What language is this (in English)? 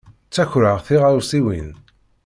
Kabyle